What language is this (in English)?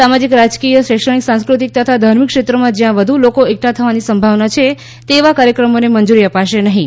Gujarati